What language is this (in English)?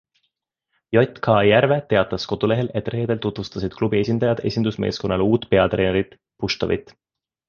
Estonian